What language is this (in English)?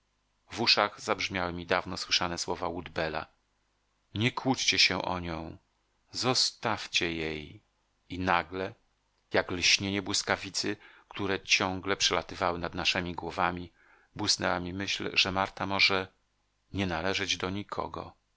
Polish